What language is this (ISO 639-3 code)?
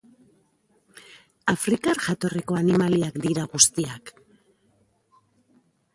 eus